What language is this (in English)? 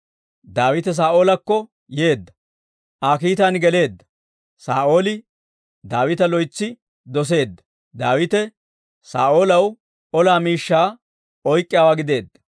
Dawro